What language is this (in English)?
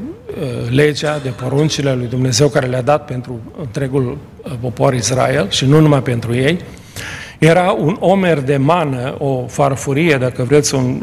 Romanian